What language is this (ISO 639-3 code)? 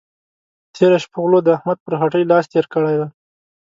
pus